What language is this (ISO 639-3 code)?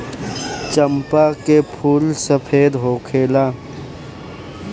bho